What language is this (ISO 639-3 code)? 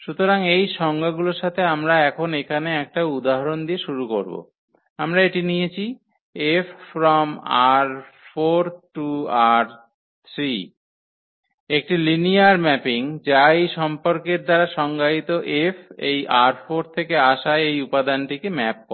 ben